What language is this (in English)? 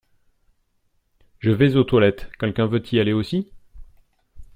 French